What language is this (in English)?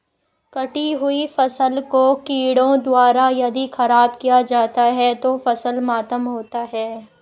Hindi